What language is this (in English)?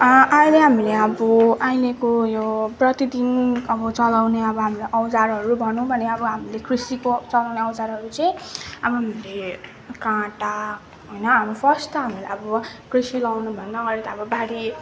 Nepali